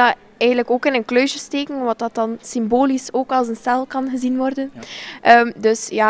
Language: Dutch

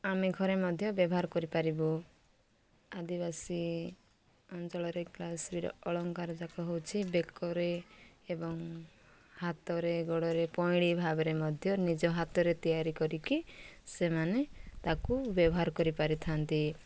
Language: Odia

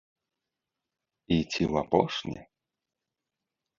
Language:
Belarusian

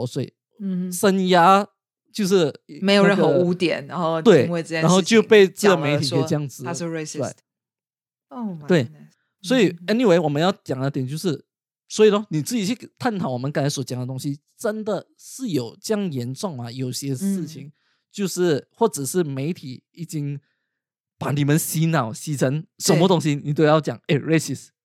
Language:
Chinese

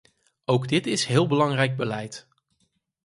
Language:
Dutch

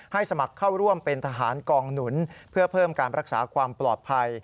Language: Thai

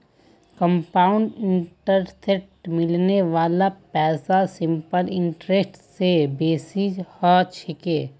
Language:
Magahi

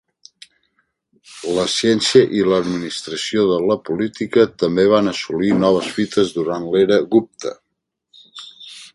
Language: Catalan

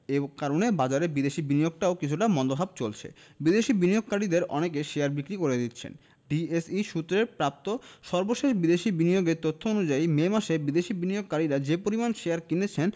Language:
Bangla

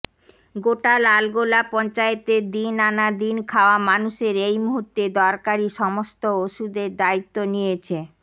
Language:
Bangla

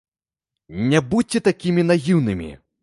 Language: Belarusian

